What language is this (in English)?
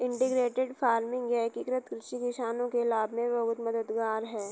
Hindi